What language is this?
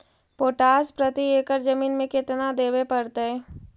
Magahi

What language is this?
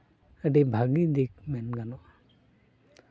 Santali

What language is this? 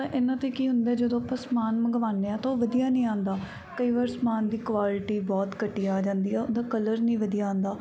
Punjabi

